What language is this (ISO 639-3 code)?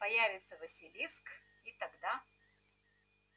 rus